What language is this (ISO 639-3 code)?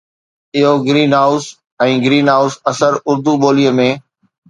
snd